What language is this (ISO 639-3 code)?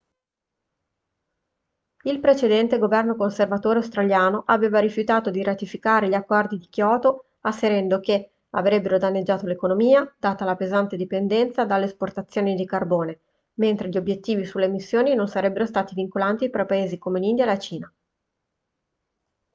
ita